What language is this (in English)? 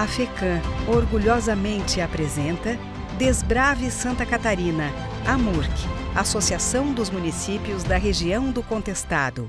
Portuguese